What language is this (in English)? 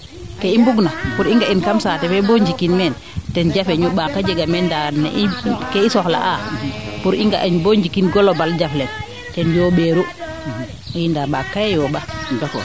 Serer